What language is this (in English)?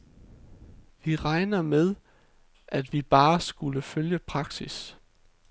Danish